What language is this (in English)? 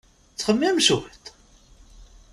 Kabyle